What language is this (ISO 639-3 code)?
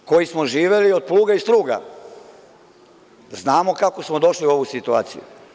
srp